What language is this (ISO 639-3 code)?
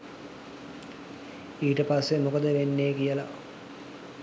sin